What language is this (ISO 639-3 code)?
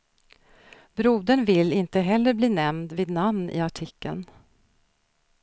swe